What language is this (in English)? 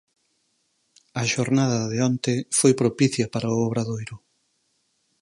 Galician